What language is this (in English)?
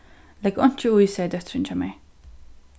Faroese